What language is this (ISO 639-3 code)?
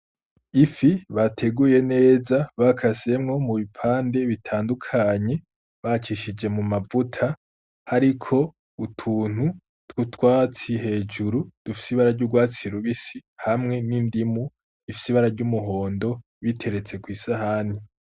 run